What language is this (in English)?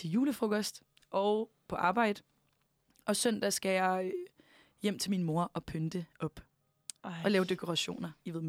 Danish